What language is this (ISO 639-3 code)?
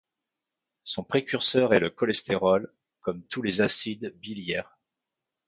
fra